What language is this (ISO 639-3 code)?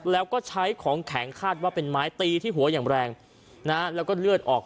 tha